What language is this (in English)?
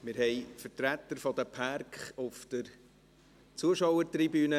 Swiss German